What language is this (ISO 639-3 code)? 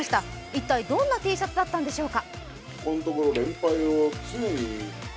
jpn